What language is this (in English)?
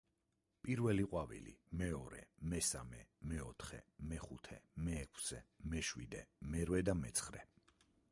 Georgian